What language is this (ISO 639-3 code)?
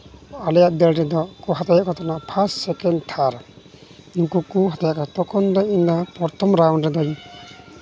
sat